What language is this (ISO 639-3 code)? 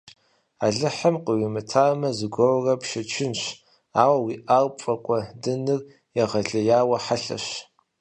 kbd